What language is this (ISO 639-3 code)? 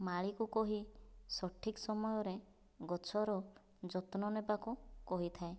ori